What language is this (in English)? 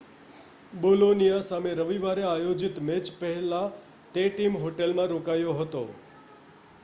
Gujarati